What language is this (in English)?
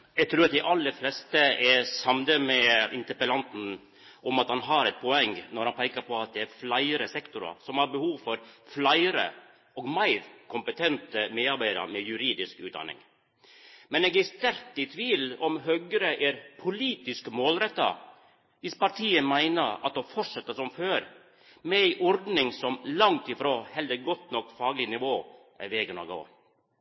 Norwegian